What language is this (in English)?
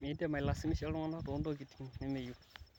Masai